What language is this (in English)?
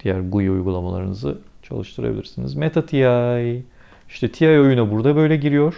Turkish